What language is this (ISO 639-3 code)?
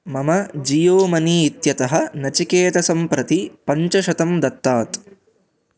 san